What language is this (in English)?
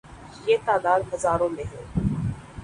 Urdu